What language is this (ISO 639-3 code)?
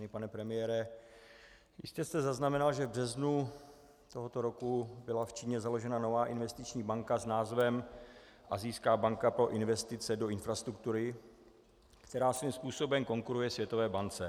ces